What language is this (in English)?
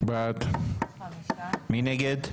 Hebrew